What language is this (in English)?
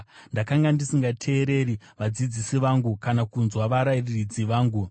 Shona